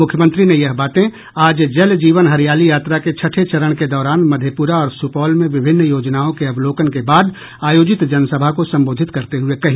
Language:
Hindi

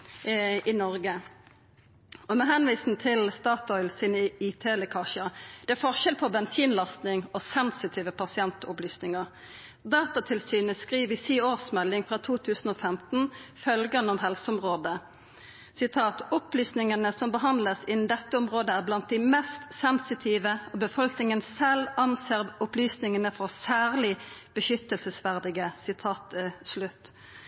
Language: Norwegian Nynorsk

